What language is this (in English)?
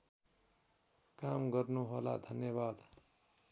Nepali